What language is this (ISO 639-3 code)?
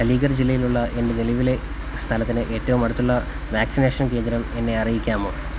mal